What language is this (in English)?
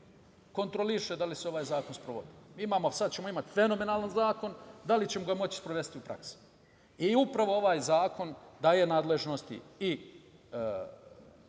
Serbian